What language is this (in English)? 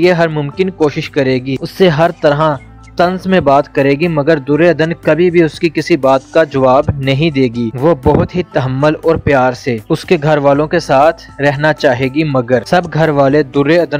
Hindi